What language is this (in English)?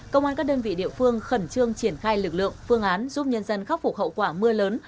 Vietnamese